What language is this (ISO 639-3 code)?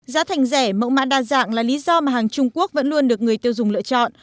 vie